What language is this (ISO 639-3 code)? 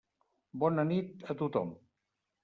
cat